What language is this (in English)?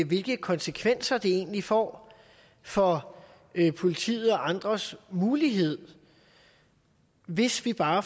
Danish